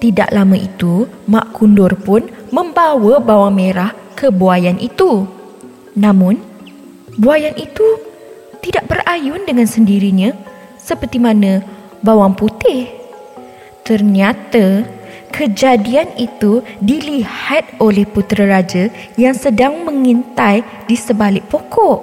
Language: Malay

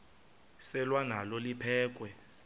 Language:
Xhosa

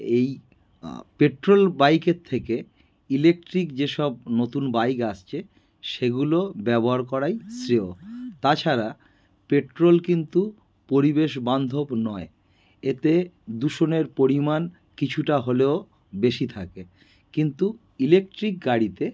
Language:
Bangla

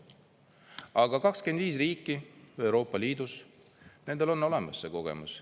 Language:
Estonian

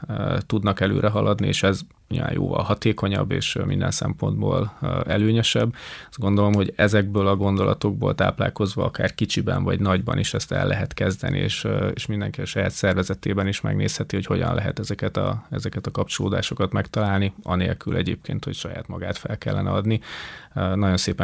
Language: Hungarian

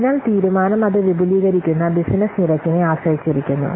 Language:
Malayalam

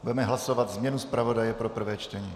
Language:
Czech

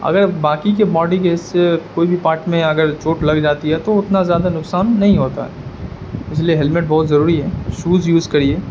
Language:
Urdu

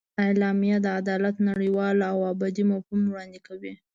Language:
Pashto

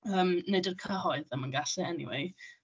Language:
Welsh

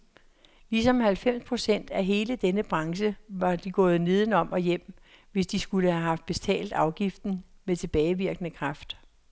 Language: Danish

